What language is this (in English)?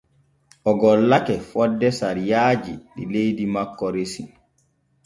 Borgu Fulfulde